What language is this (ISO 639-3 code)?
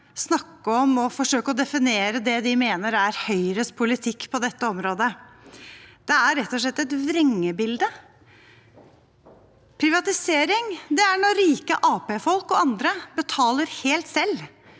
nor